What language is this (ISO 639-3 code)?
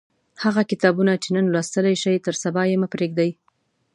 pus